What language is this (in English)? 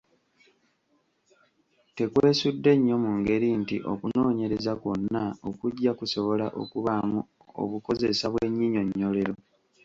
Ganda